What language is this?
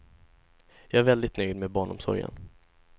Swedish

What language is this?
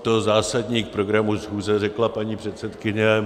Czech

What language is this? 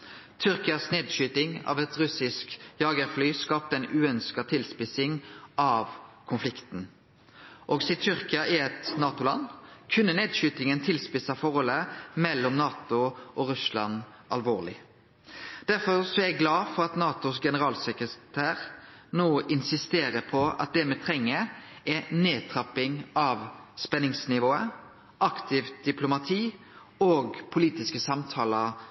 Norwegian Nynorsk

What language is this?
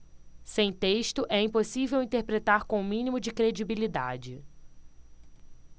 Portuguese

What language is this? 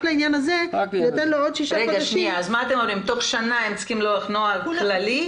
Hebrew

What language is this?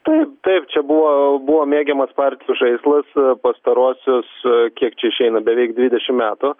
Lithuanian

